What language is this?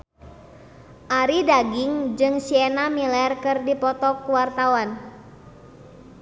Sundanese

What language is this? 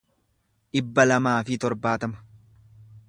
Oromo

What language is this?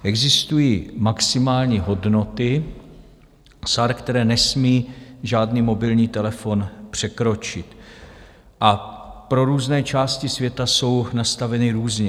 Czech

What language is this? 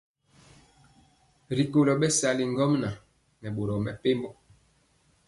Mpiemo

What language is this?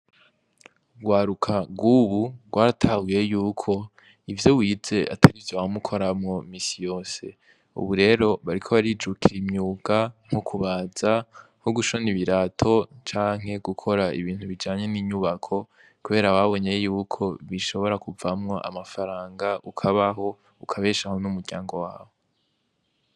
Rundi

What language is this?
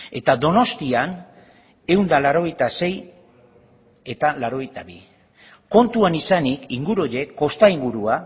Basque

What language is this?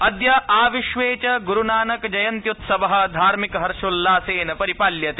Sanskrit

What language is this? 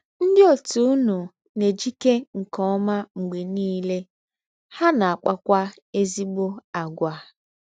Igbo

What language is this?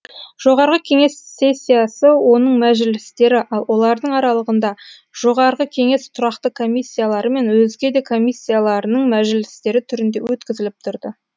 Kazakh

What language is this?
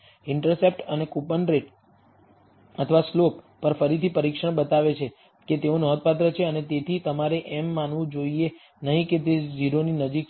Gujarati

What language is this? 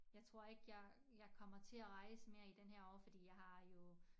Danish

